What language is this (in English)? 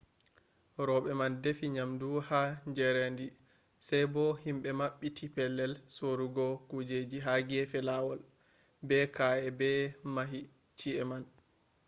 Fula